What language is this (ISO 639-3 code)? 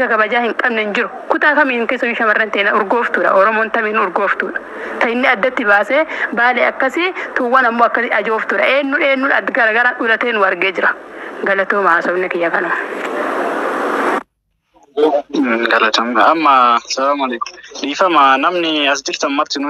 ara